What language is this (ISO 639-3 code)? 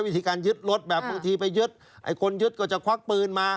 tha